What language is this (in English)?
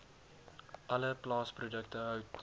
Afrikaans